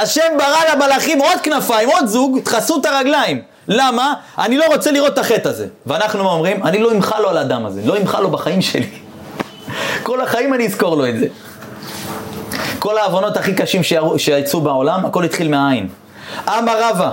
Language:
Hebrew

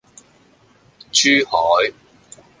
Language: Cantonese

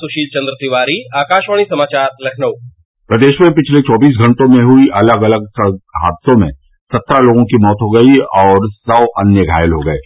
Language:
Hindi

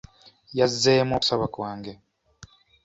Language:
Ganda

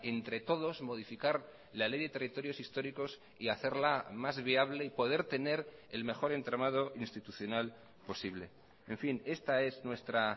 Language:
Spanish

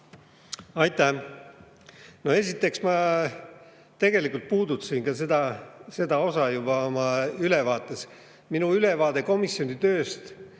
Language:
Estonian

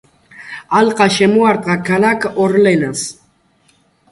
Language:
Georgian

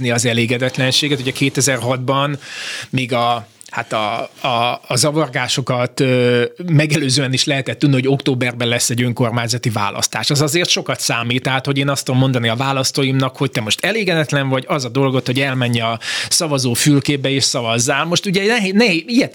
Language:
Hungarian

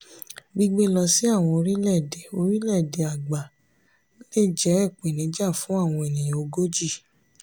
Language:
Yoruba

